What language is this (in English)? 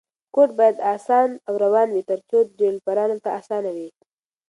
Pashto